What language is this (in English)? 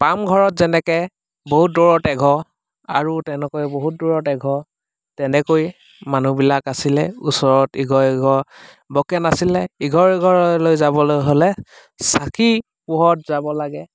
Assamese